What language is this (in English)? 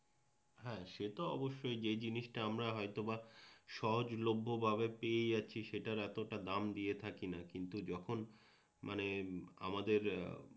Bangla